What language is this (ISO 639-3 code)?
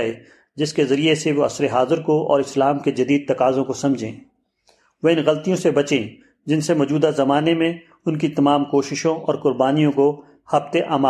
urd